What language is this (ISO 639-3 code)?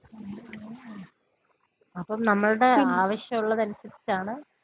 mal